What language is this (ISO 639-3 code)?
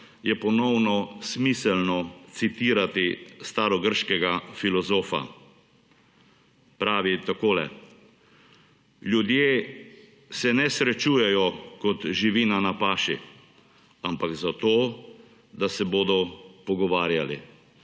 slv